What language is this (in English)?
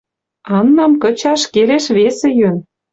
Western Mari